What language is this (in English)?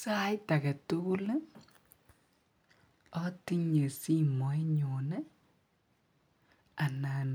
Kalenjin